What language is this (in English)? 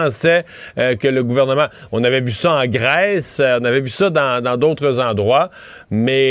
French